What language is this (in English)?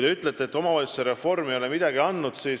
Estonian